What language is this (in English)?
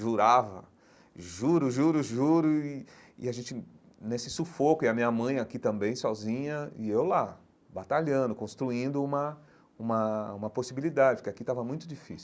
Portuguese